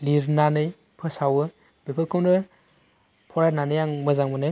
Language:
Bodo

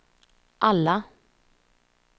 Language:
Swedish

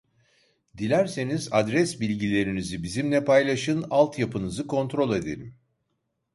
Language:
Turkish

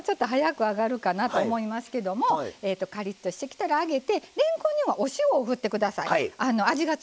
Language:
Japanese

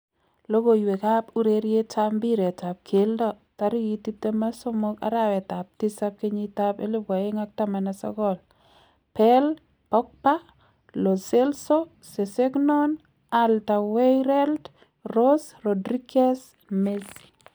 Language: Kalenjin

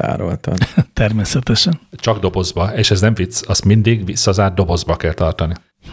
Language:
Hungarian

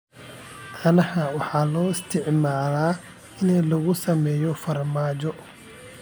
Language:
Somali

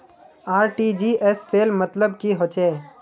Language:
Magahi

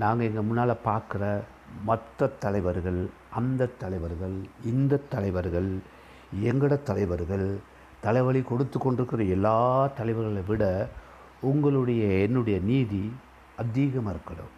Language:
Tamil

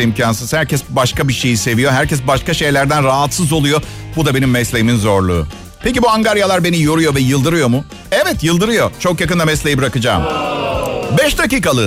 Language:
Turkish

